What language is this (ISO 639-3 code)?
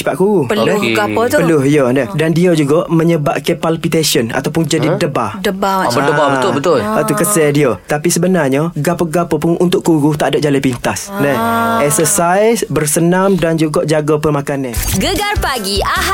msa